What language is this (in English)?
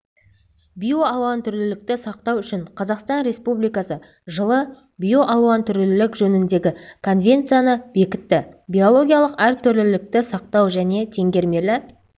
Kazakh